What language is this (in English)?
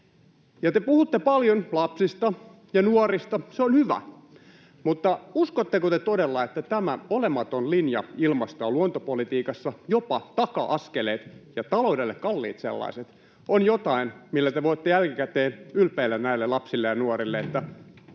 Finnish